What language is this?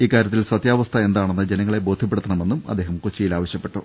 Malayalam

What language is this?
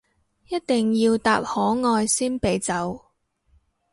Cantonese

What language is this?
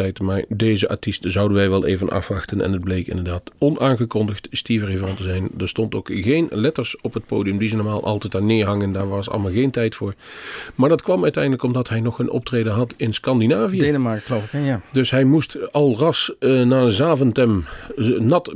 Dutch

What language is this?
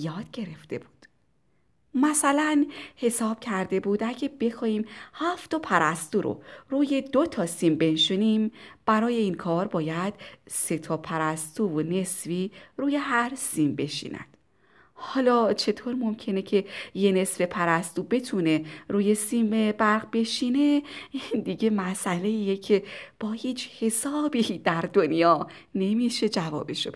Persian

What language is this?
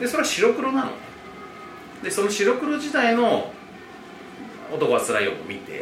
Japanese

